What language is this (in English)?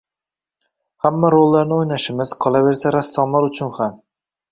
Uzbek